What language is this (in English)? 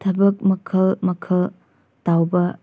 Manipuri